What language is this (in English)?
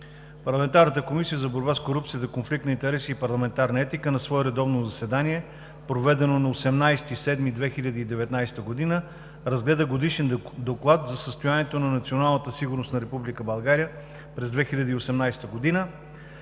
Bulgarian